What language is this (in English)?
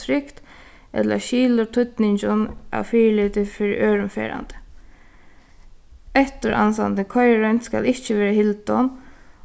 Faroese